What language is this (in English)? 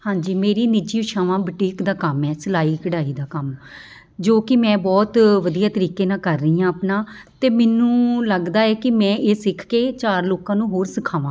Punjabi